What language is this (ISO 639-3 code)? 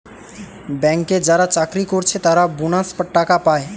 ben